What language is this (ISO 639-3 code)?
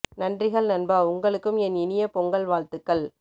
tam